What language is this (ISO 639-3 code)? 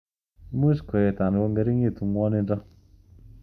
kln